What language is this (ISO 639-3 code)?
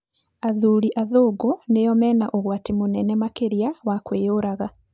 kik